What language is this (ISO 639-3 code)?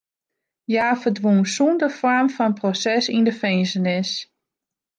fry